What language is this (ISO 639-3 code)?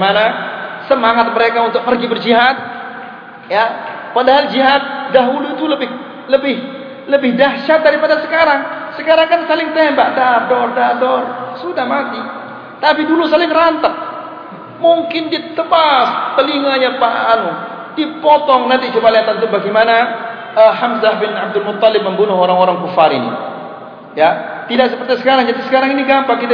msa